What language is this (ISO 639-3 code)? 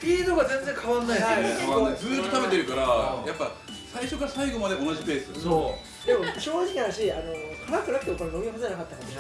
jpn